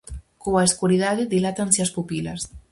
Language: Galician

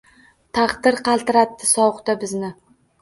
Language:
Uzbek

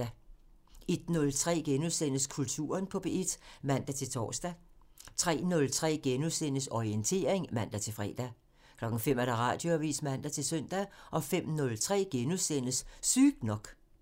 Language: Danish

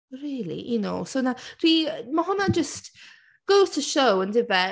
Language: Welsh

